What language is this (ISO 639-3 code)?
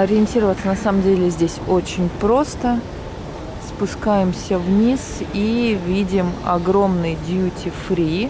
rus